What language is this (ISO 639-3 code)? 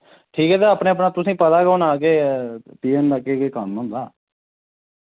doi